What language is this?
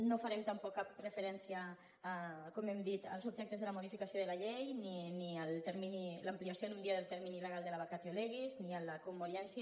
Catalan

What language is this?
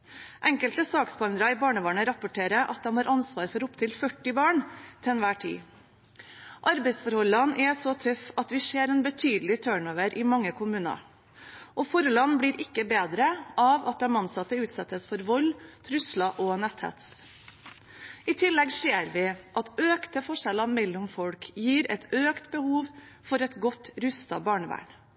Norwegian Bokmål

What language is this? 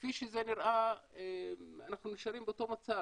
Hebrew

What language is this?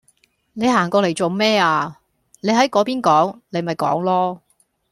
Cantonese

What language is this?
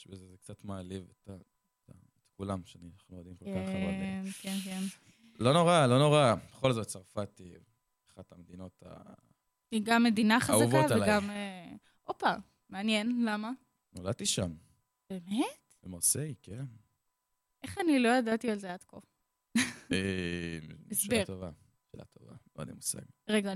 Hebrew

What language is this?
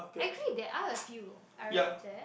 English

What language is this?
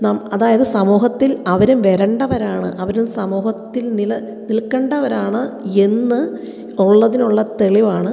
Malayalam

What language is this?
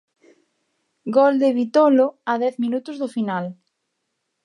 Galician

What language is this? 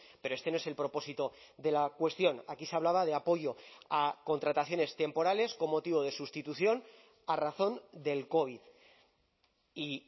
Spanish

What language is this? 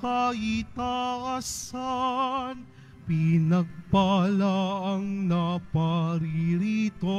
Filipino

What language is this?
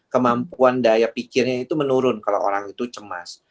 Indonesian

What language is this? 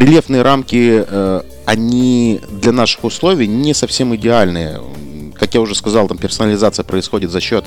Russian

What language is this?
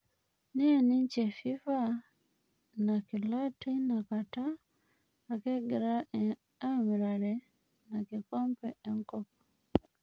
Masai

